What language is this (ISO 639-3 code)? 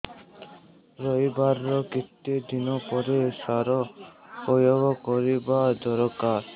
ori